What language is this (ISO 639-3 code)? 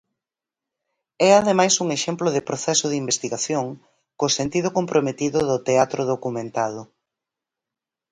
glg